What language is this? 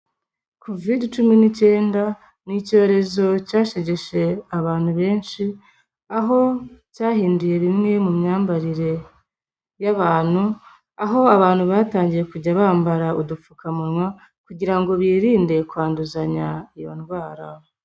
Kinyarwanda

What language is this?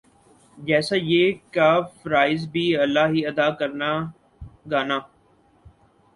Urdu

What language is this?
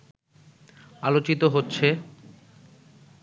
Bangla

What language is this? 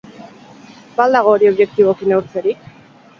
Basque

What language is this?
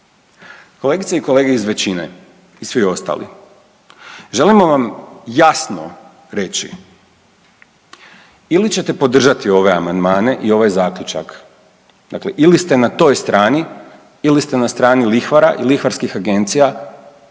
Croatian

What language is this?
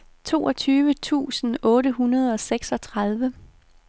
Danish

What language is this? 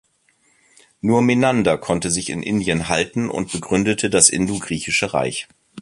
German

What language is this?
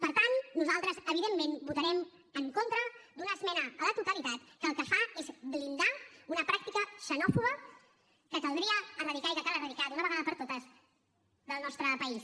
Catalan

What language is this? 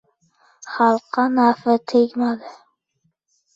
Uzbek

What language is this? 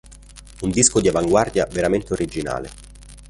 Italian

